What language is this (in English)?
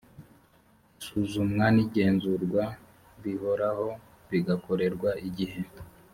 Kinyarwanda